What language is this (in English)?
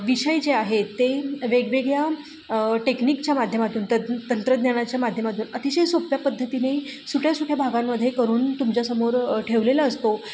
Marathi